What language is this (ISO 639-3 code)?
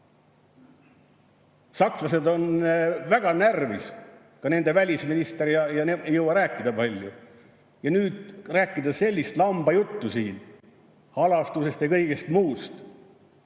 est